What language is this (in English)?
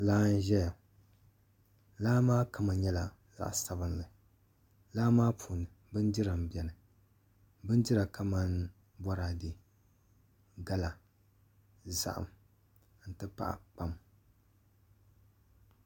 Dagbani